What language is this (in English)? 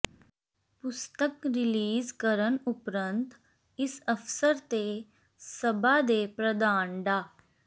Punjabi